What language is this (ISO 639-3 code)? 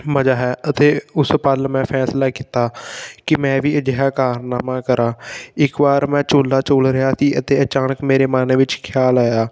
pan